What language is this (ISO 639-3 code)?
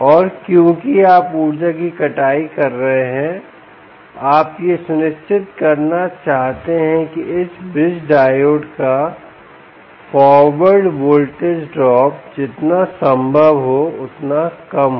hin